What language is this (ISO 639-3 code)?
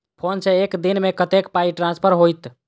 mai